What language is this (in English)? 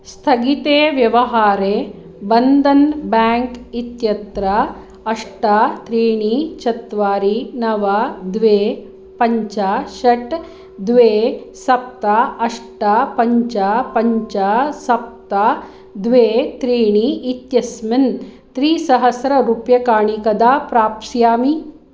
Sanskrit